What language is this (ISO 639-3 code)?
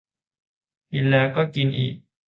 tha